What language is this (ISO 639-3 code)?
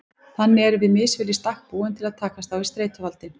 isl